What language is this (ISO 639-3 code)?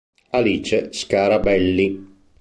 ita